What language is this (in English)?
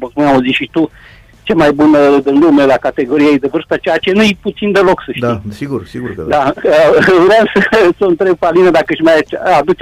Romanian